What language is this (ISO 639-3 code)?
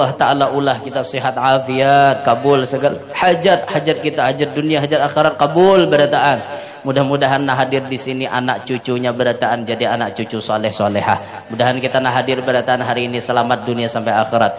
ind